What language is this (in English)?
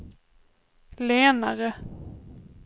Swedish